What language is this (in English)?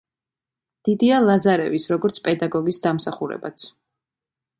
Georgian